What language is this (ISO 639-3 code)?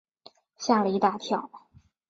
zho